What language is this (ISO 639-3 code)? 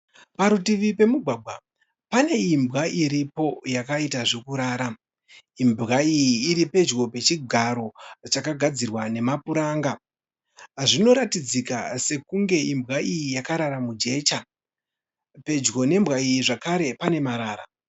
sna